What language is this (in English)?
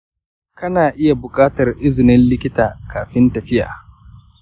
Hausa